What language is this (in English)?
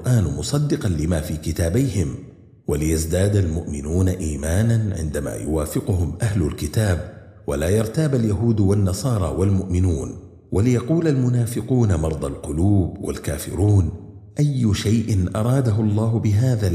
Arabic